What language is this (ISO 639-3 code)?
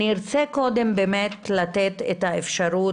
heb